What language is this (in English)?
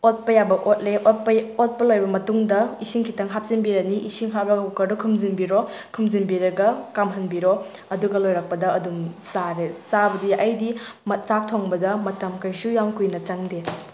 Manipuri